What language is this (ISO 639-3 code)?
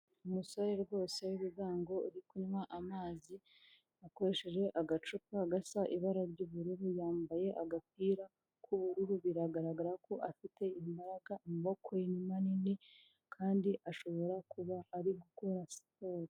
kin